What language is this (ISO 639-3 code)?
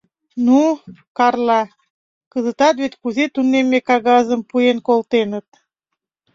chm